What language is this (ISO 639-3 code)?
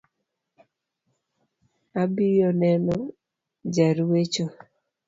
luo